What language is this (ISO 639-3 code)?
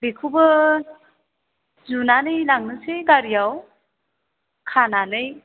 brx